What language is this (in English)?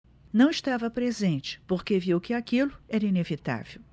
Portuguese